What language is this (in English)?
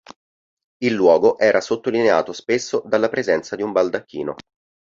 Italian